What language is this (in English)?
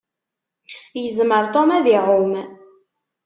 Kabyle